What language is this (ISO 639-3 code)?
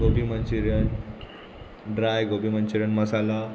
kok